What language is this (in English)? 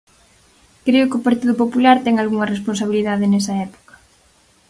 Galician